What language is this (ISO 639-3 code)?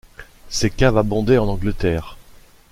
fra